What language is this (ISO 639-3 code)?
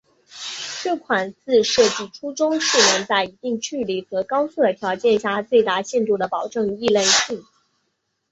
zho